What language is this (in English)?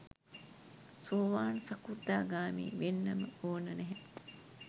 Sinhala